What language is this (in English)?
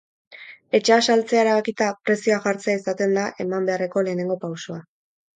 Basque